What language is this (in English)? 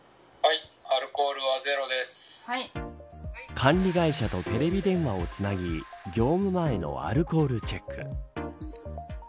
Japanese